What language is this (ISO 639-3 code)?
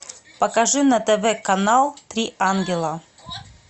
rus